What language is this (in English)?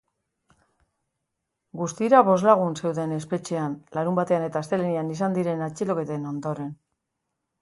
Basque